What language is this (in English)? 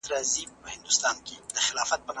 Pashto